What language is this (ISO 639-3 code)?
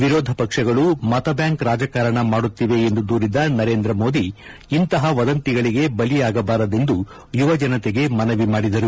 kan